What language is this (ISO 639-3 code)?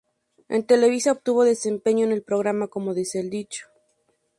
spa